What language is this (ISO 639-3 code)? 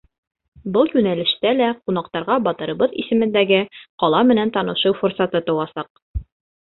bak